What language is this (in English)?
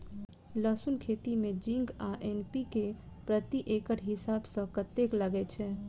Maithili